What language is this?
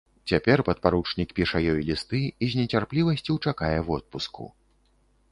Belarusian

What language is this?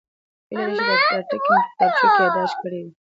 Pashto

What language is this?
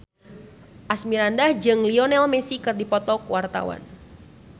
Sundanese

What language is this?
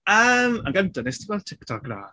Welsh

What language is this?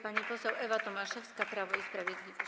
Polish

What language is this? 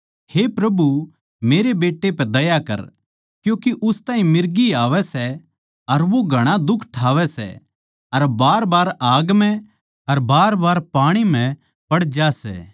Haryanvi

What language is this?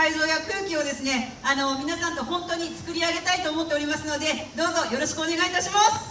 Japanese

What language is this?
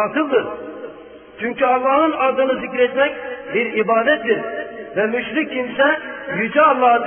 Turkish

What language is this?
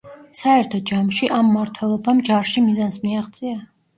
Georgian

